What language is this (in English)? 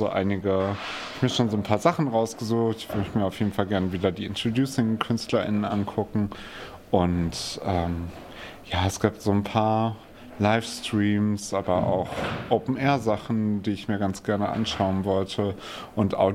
German